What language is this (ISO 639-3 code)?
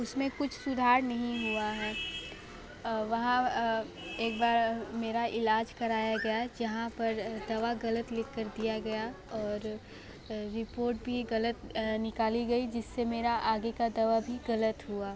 hin